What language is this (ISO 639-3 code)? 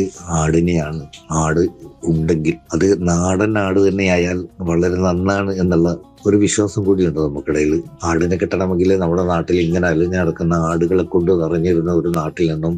mal